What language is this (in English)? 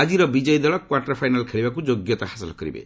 Odia